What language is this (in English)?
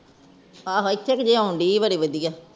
Punjabi